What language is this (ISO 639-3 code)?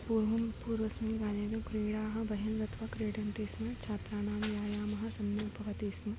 san